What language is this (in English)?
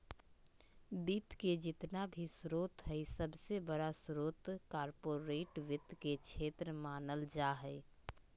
Magahi